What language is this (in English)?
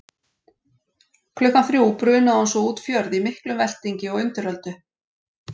Icelandic